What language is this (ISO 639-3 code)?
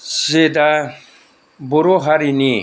brx